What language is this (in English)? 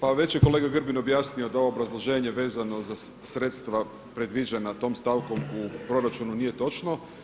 Croatian